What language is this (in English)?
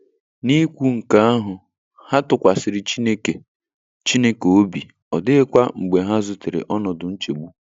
Igbo